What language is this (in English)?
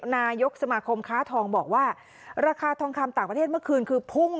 Thai